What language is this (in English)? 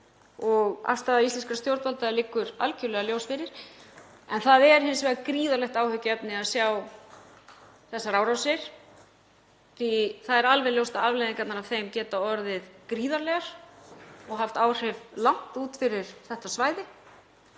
Icelandic